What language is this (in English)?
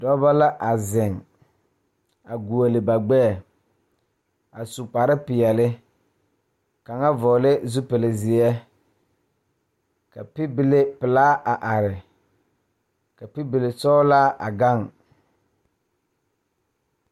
Southern Dagaare